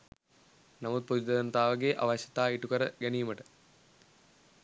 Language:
Sinhala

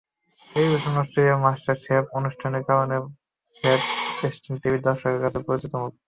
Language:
Bangla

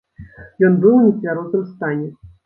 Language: Belarusian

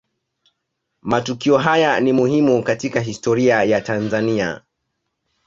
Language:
Swahili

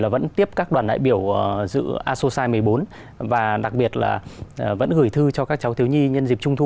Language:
Vietnamese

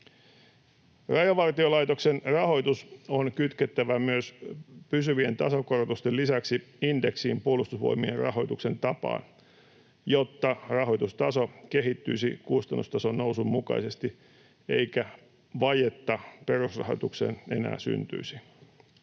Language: Finnish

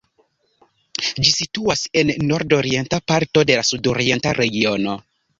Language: Esperanto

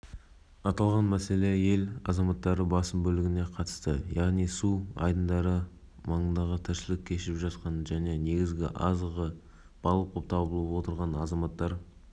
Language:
Kazakh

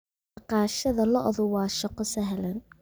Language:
Somali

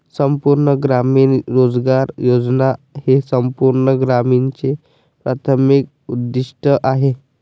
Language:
Marathi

